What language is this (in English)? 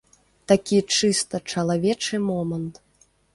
Belarusian